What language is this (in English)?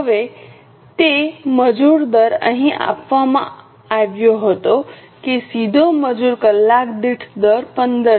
Gujarati